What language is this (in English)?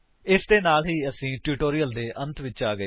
Punjabi